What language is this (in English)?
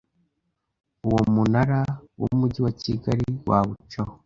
Kinyarwanda